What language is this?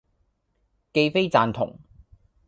Cantonese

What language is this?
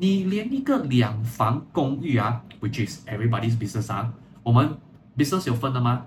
Chinese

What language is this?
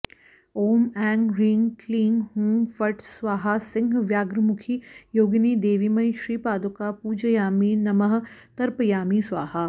Sanskrit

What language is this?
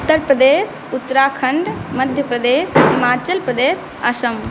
Maithili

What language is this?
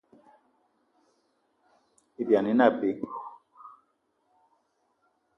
Eton (Cameroon)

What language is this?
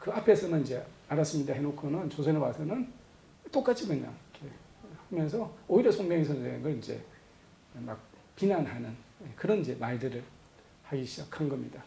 Korean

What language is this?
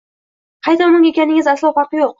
Uzbek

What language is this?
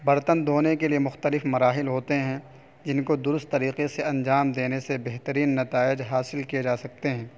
Urdu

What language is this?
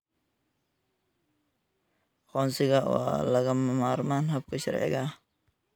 Somali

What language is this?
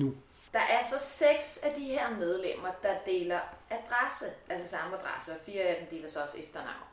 Danish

